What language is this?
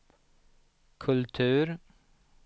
Swedish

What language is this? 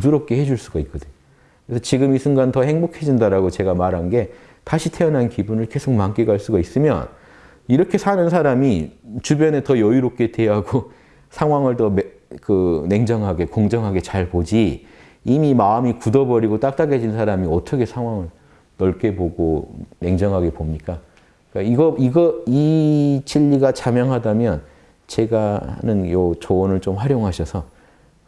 Korean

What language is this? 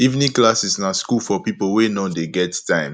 Nigerian Pidgin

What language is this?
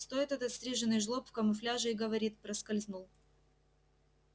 Russian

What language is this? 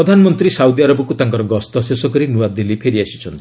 Odia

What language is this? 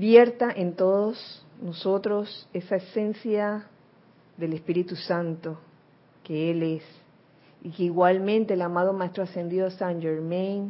Spanish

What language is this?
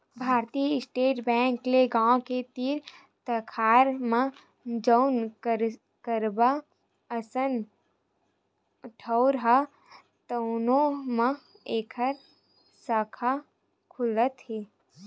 Chhattisgarhi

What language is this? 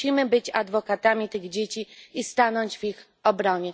Polish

